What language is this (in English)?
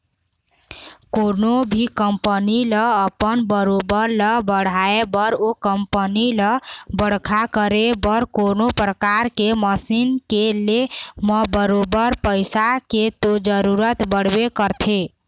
Chhattisgarhi